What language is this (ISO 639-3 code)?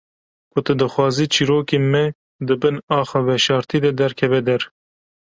kur